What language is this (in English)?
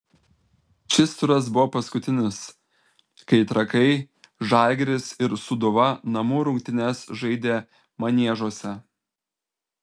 Lithuanian